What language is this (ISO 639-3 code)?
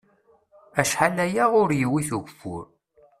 kab